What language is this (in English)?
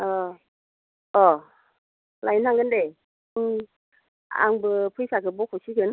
Bodo